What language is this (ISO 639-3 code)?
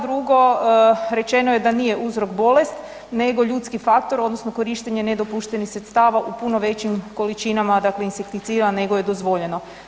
hrv